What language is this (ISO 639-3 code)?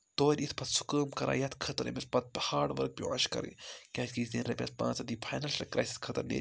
kas